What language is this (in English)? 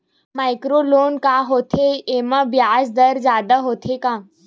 Chhattisgarhi